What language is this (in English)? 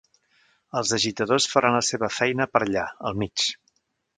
Catalan